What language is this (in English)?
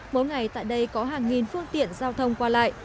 Vietnamese